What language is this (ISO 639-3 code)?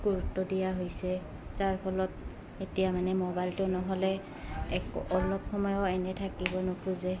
asm